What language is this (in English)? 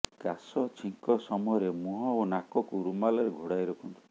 Odia